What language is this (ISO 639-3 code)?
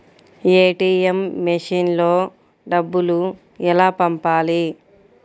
tel